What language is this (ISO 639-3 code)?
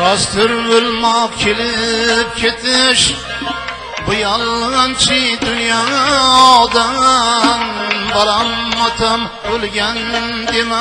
uzb